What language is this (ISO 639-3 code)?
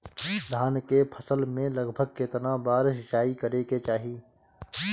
bho